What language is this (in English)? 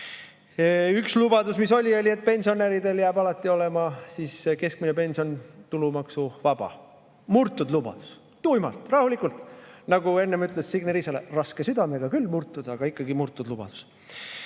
Estonian